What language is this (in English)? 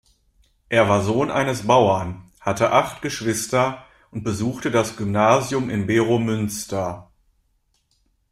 German